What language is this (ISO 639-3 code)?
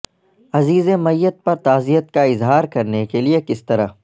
urd